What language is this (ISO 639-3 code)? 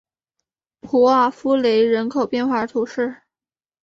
zho